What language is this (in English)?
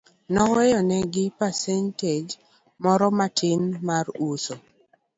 Luo (Kenya and Tanzania)